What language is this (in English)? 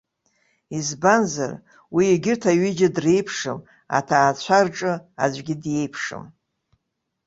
Abkhazian